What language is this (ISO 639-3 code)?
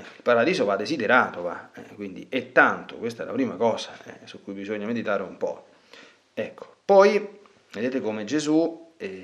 ita